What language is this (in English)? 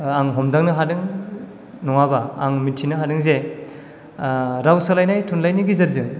Bodo